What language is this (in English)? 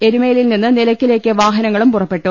Malayalam